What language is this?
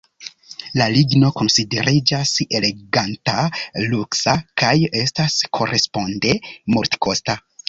Esperanto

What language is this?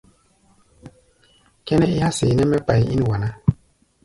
Gbaya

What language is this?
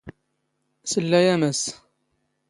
Standard Moroccan Tamazight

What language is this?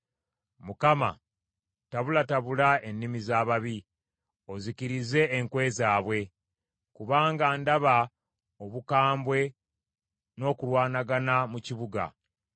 Ganda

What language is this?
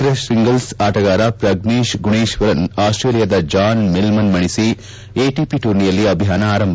Kannada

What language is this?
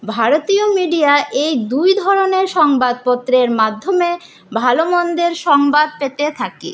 Bangla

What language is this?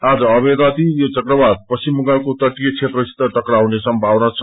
Nepali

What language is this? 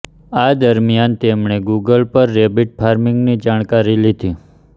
Gujarati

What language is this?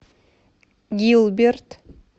Russian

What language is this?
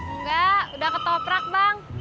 Indonesian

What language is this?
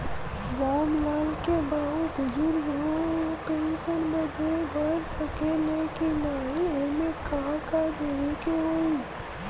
Bhojpuri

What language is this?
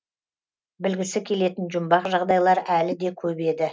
Kazakh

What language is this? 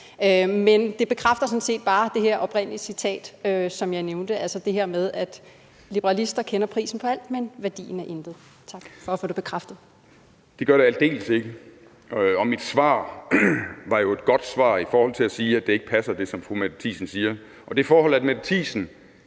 Danish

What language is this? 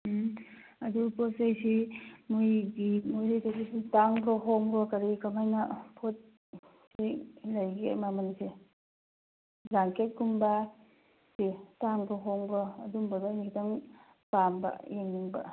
Manipuri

